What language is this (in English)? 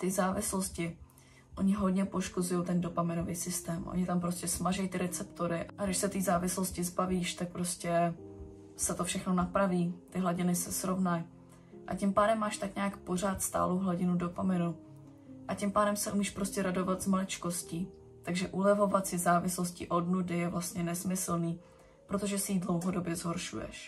Czech